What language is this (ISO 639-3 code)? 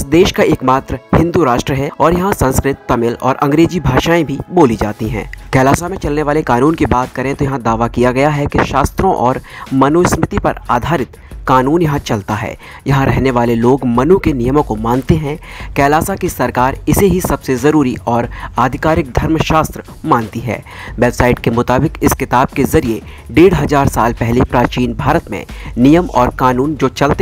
hin